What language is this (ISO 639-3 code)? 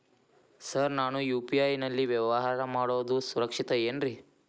kan